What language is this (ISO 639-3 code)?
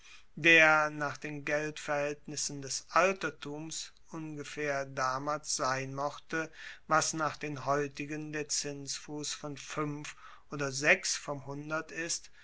deu